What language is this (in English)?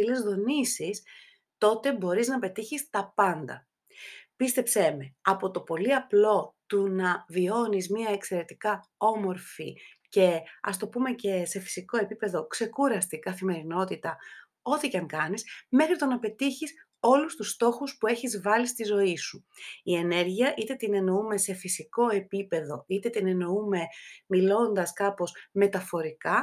Greek